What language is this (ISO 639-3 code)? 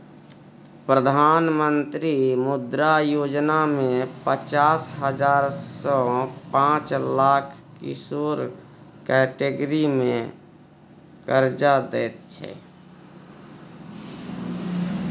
mai